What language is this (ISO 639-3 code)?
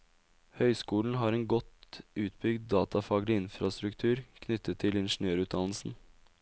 nor